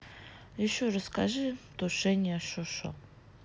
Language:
Russian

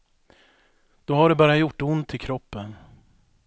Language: Swedish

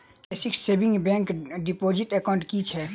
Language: Maithili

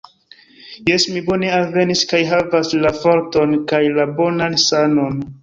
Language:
Esperanto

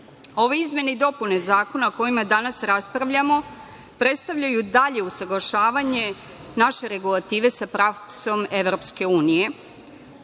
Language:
Serbian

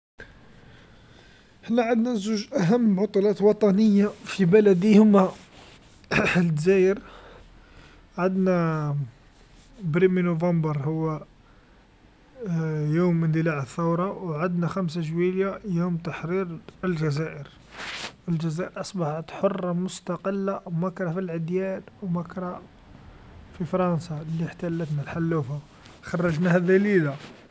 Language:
Algerian Arabic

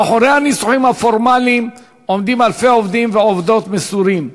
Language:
Hebrew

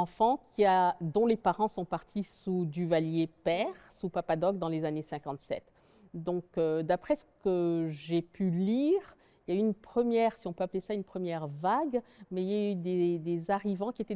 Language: French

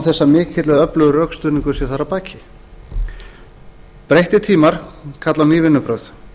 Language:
Icelandic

